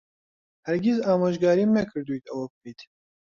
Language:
Central Kurdish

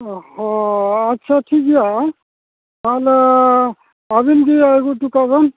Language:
Santali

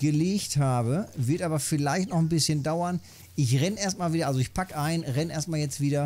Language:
German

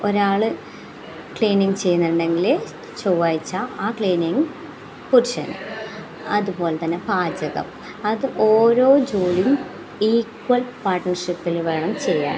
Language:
Malayalam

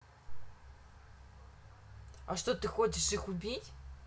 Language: Russian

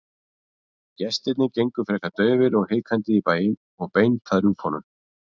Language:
Icelandic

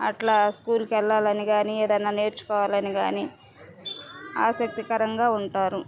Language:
Telugu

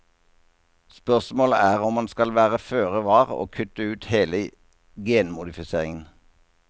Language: Norwegian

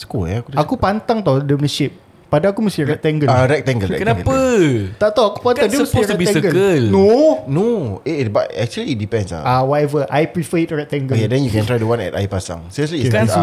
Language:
Malay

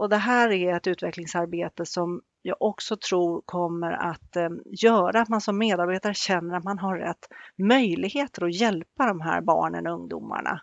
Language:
Swedish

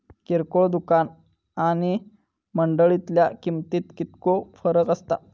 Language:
Marathi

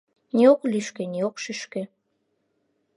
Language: Mari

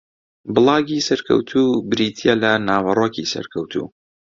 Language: Central Kurdish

